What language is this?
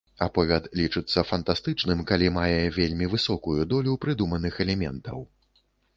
Belarusian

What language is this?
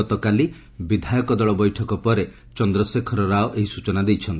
Odia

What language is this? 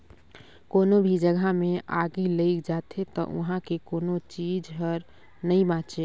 Chhattisgarhi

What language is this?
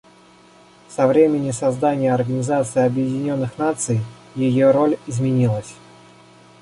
Russian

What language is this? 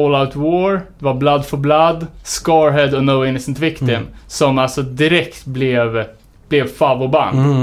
Swedish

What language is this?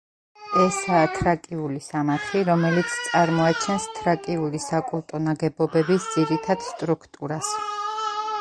Georgian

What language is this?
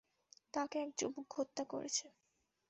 Bangla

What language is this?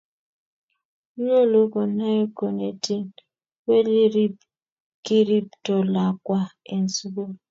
Kalenjin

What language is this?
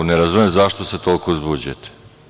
Serbian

